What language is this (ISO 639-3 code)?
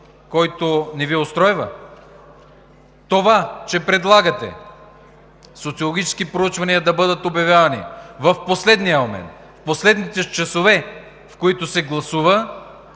bul